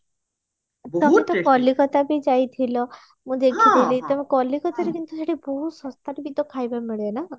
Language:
Odia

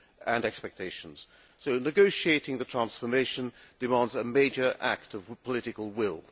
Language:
English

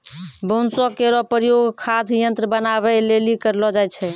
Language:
Maithili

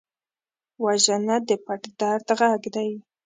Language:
Pashto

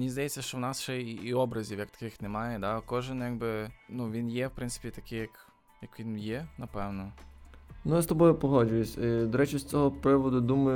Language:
Ukrainian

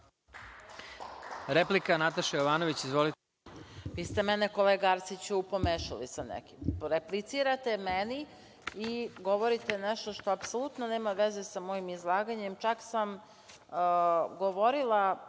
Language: Serbian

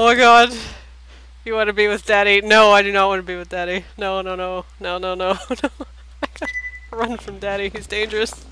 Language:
English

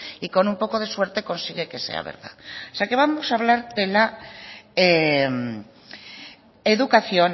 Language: Spanish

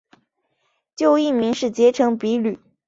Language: Chinese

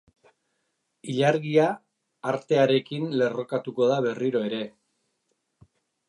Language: Basque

